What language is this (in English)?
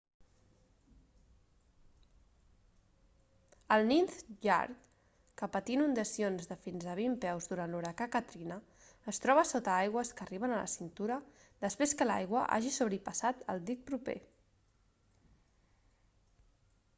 Catalan